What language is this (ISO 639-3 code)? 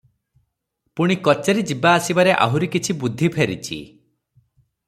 ori